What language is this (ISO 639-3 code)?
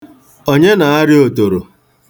ibo